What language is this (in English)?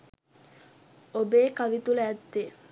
Sinhala